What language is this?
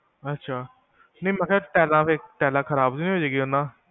Punjabi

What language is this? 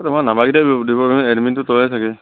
Assamese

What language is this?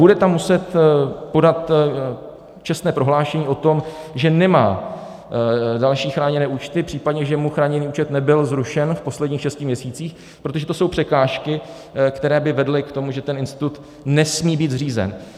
Czech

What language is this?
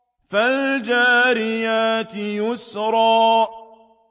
Arabic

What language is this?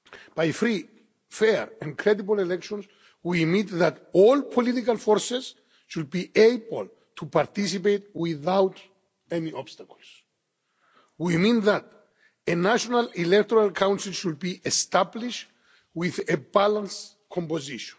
English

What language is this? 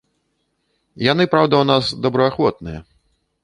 Belarusian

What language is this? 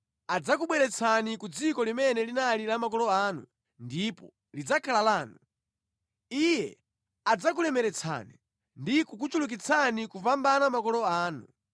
Nyanja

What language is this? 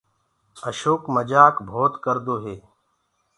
Gurgula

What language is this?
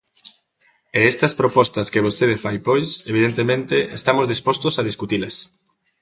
Galician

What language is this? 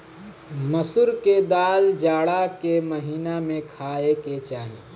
Bhojpuri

